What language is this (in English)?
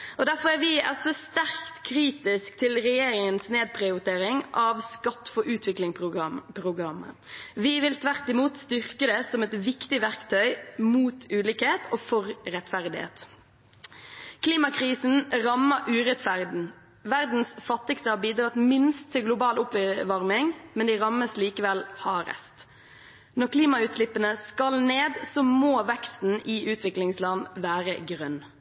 Norwegian Bokmål